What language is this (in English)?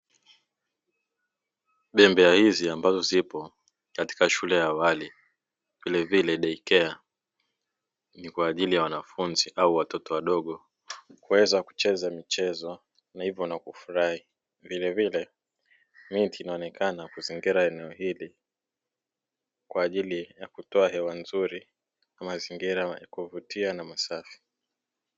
Swahili